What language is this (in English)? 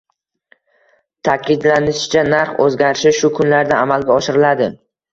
Uzbek